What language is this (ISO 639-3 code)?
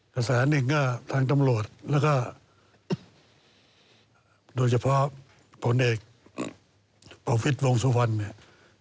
tha